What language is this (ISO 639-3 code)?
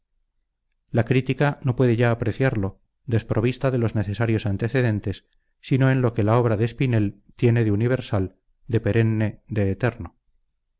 spa